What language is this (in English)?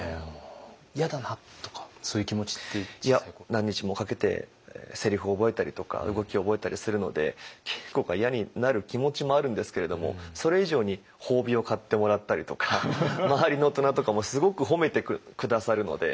Japanese